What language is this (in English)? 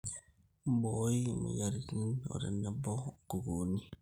Masai